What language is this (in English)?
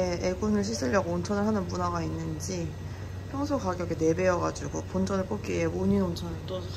Korean